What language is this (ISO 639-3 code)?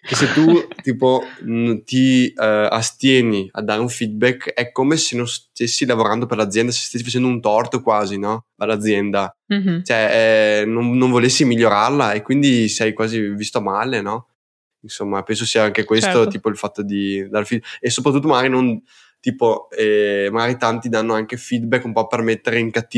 ita